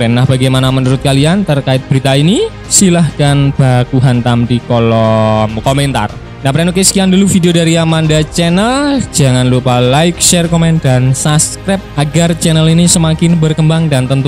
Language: Indonesian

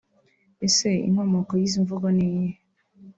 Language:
Kinyarwanda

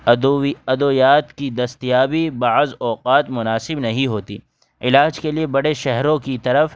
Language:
Urdu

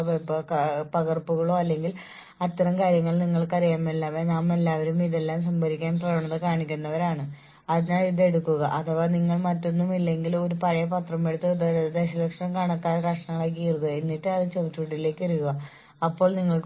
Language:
Malayalam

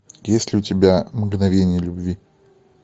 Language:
Russian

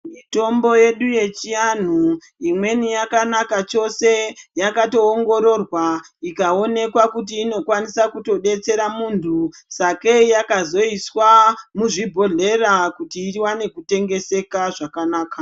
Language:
Ndau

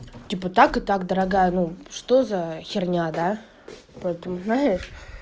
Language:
Russian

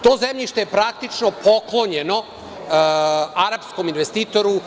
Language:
Serbian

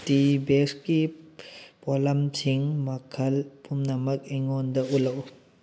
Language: Manipuri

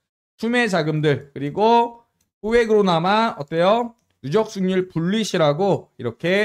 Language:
Korean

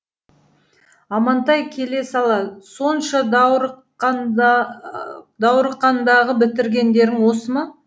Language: Kazakh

